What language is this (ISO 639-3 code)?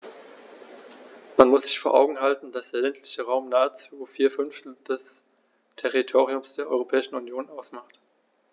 deu